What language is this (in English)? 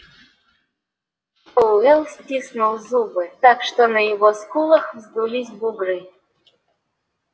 Russian